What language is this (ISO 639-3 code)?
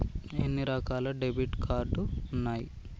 tel